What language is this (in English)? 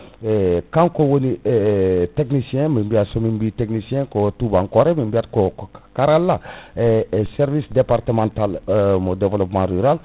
Fula